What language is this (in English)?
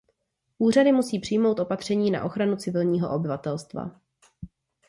Czech